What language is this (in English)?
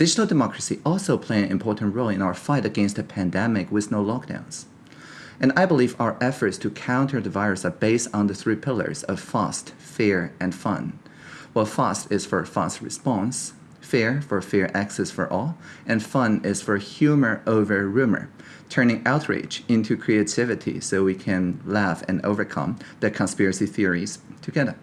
English